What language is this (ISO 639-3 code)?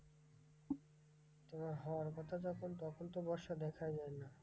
ben